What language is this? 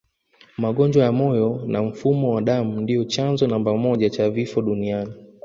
Swahili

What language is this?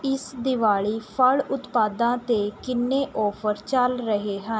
Punjabi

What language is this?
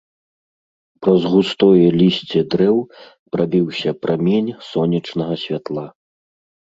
Belarusian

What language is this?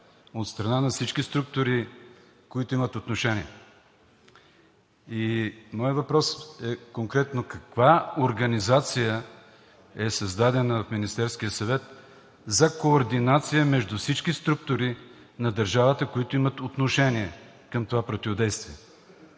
Bulgarian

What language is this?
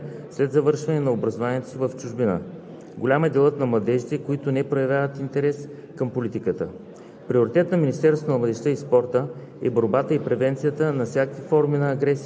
Bulgarian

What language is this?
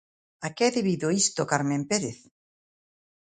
Galician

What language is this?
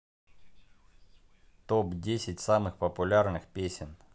Russian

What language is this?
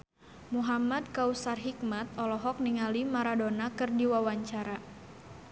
Sundanese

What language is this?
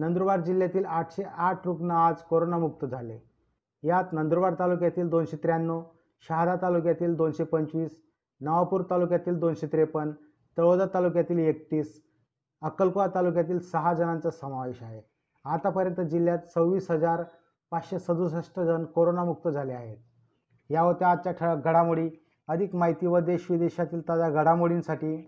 Marathi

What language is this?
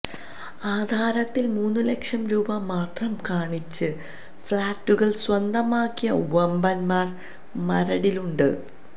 Malayalam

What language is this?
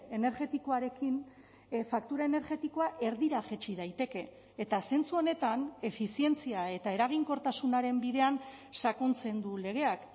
Basque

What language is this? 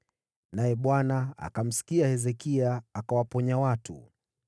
Swahili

